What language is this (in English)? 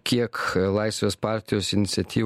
Lithuanian